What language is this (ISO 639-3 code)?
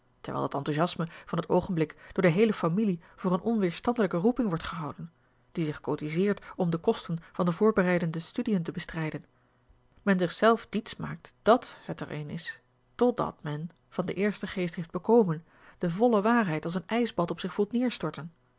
nld